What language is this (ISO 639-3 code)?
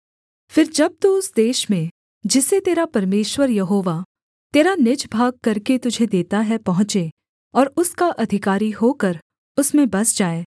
hin